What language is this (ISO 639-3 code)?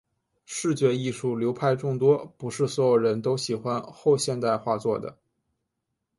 zho